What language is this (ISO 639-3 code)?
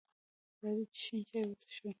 pus